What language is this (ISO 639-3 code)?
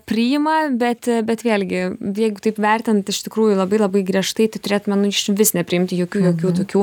lit